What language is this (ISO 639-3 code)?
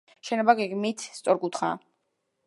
kat